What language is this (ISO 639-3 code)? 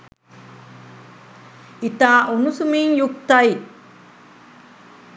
sin